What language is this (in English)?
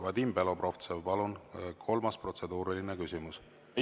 Estonian